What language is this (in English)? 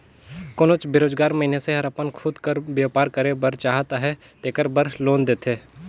Chhattisgarhi